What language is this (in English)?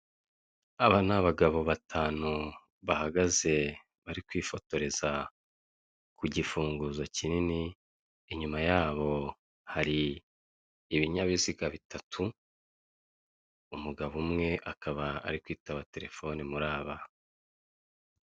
Kinyarwanda